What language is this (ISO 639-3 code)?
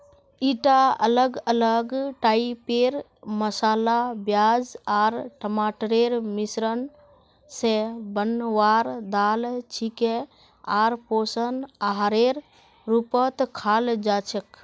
mag